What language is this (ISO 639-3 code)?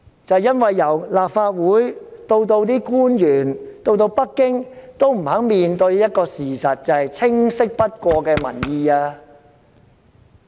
yue